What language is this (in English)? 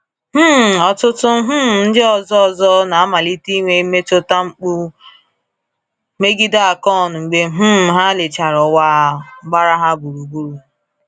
Igbo